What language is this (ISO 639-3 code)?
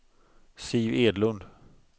swe